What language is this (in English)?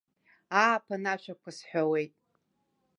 Abkhazian